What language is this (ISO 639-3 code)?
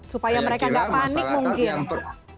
ind